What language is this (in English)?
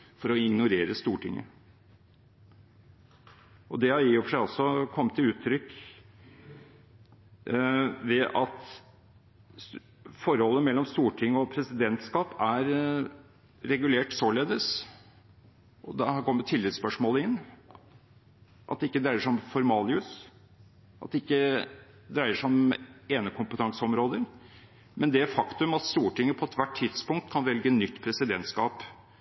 Norwegian Bokmål